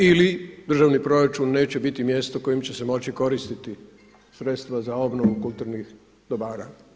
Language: Croatian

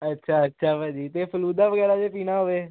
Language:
Punjabi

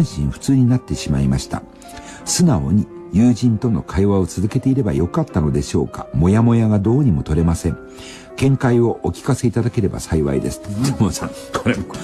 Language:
Japanese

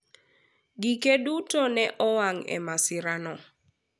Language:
Luo (Kenya and Tanzania)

